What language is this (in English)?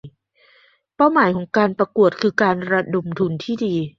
Thai